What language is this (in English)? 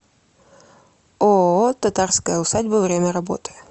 Russian